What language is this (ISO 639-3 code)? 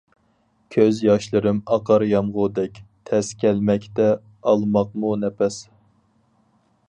uig